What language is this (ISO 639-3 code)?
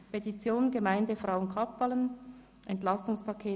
gsw